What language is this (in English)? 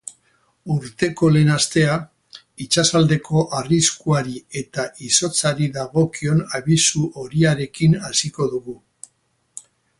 Basque